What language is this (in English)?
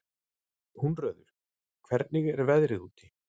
Icelandic